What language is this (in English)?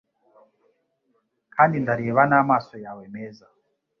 Kinyarwanda